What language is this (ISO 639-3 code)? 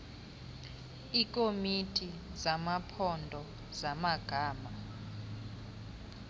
xho